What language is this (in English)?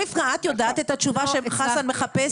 Hebrew